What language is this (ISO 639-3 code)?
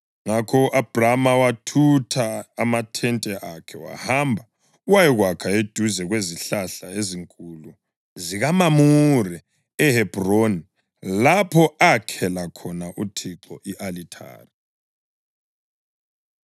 nde